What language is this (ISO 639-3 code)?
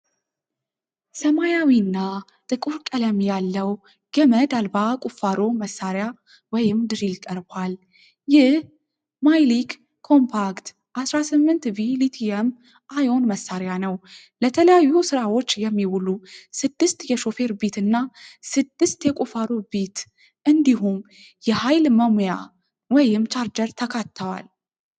amh